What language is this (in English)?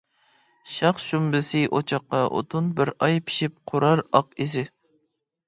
Uyghur